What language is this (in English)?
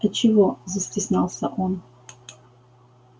Russian